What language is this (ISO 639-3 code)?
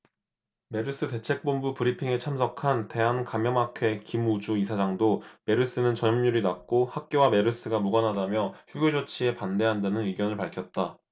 kor